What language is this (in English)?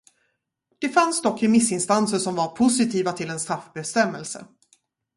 Swedish